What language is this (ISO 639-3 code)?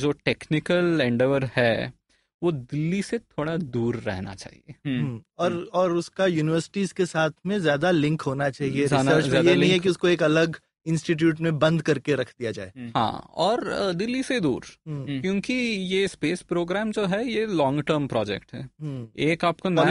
hin